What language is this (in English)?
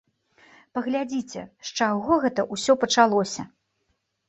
Belarusian